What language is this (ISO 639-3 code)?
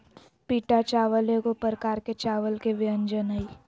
mag